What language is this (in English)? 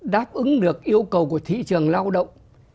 Vietnamese